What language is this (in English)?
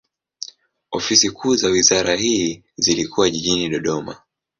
Swahili